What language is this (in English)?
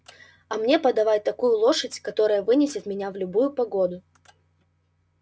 Russian